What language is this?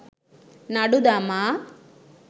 Sinhala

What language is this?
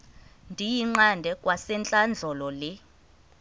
Xhosa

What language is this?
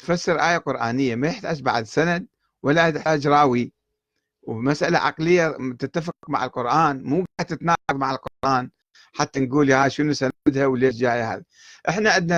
Arabic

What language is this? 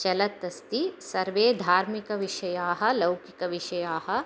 Sanskrit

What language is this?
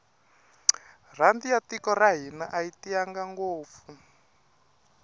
Tsonga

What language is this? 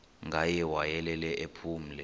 Xhosa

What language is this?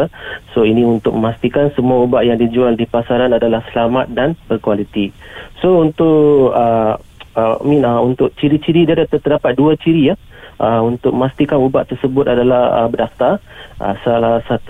Malay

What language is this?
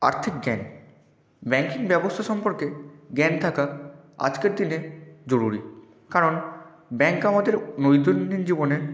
Bangla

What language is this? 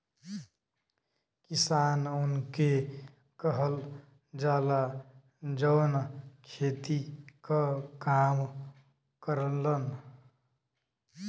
Bhojpuri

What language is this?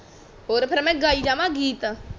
Punjabi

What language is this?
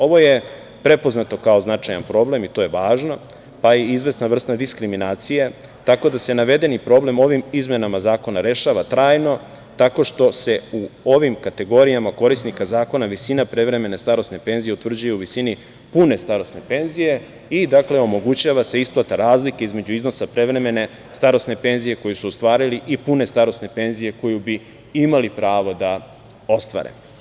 Serbian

